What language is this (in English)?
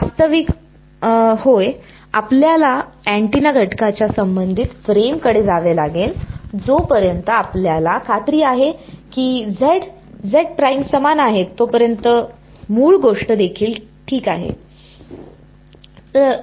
Marathi